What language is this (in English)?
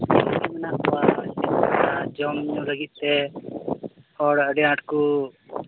Santali